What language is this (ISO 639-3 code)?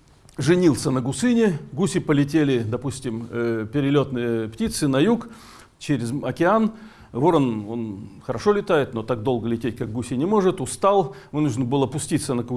rus